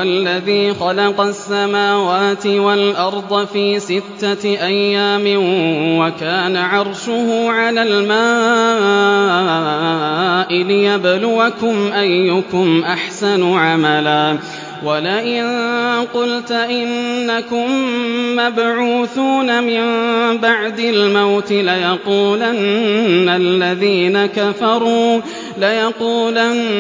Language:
Arabic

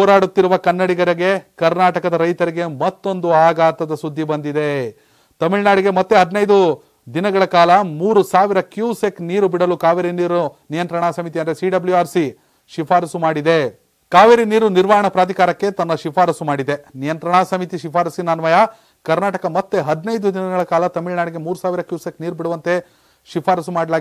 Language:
Romanian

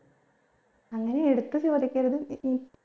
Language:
Malayalam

